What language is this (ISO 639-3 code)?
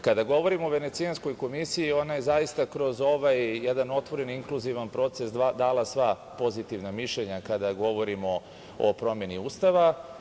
srp